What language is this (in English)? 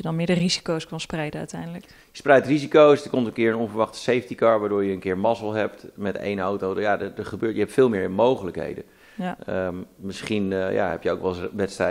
Dutch